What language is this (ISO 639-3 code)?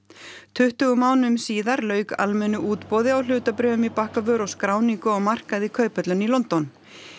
isl